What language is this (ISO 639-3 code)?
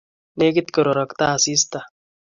kln